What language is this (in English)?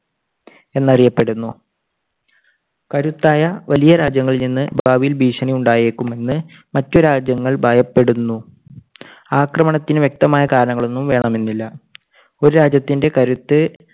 Malayalam